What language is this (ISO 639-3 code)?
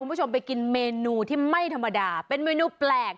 tha